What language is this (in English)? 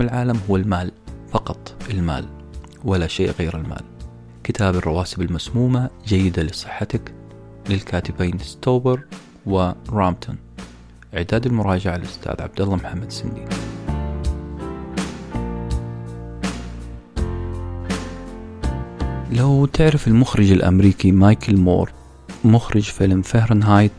Arabic